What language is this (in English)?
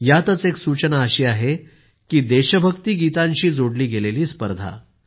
Marathi